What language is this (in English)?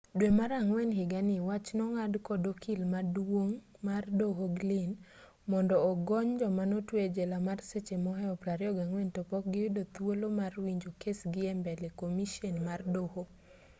Luo (Kenya and Tanzania)